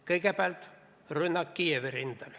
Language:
Estonian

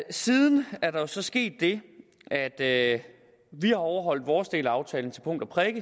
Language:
Danish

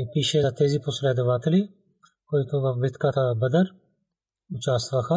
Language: Bulgarian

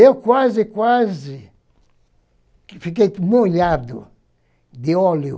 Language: Portuguese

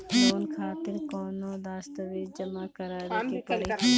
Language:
Bhojpuri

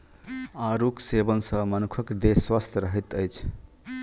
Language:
Maithili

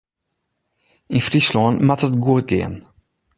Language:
Western Frisian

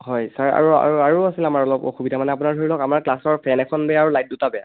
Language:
Assamese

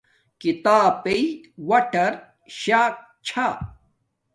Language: Domaaki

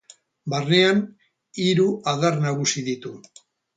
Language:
Basque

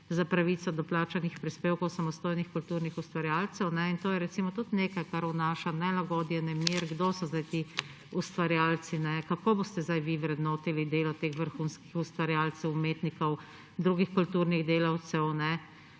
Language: Slovenian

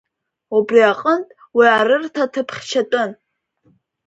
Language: Abkhazian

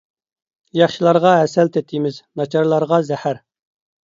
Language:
Uyghur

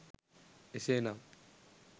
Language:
Sinhala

